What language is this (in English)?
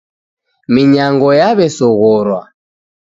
Taita